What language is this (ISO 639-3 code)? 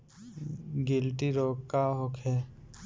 bho